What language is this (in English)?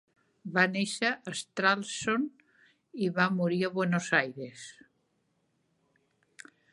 Catalan